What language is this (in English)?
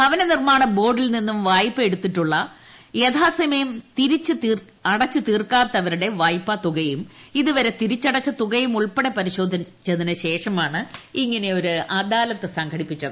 Malayalam